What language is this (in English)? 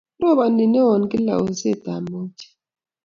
Kalenjin